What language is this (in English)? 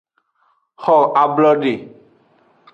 Aja (Benin)